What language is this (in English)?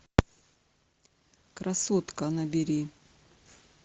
Russian